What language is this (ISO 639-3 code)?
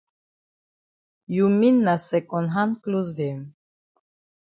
wes